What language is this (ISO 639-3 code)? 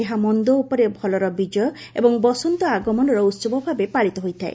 ori